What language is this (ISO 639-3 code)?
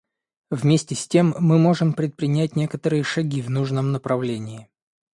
rus